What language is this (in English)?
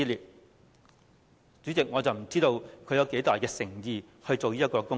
Cantonese